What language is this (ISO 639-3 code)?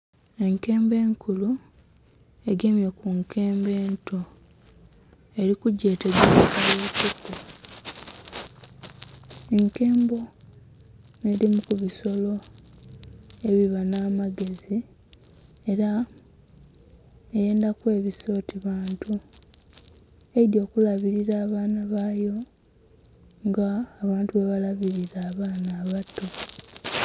xog